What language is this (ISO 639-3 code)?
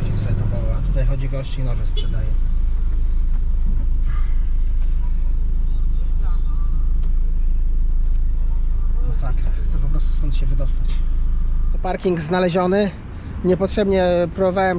pol